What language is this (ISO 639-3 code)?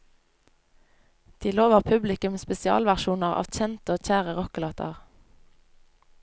nor